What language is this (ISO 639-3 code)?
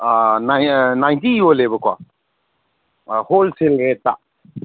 mni